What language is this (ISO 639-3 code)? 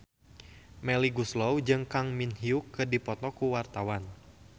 sun